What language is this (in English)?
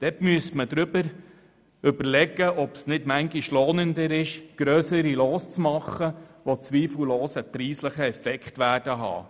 Swiss German